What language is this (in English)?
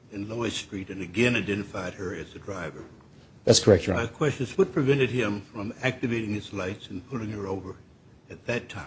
English